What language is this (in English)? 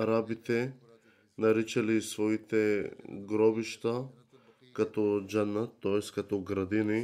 Bulgarian